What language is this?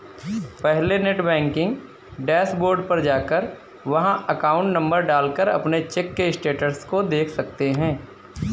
Hindi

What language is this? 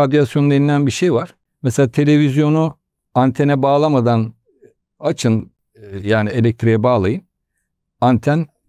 Turkish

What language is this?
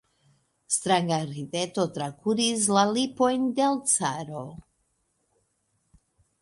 Esperanto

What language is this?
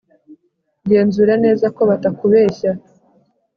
Kinyarwanda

